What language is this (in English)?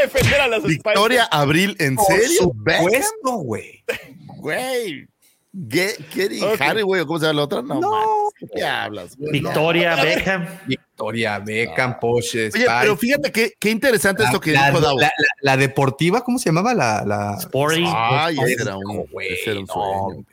Spanish